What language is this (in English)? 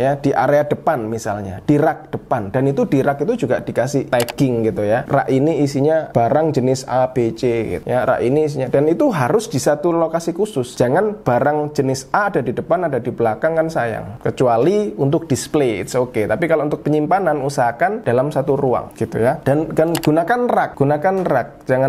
Indonesian